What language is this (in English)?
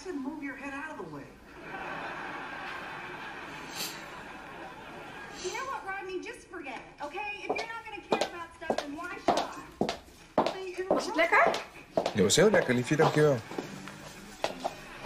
Dutch